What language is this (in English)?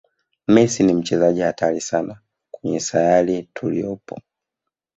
Swahili